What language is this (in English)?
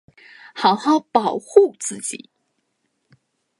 Chinese